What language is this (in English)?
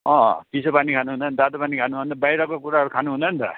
Nepali